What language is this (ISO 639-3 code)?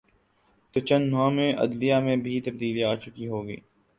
urd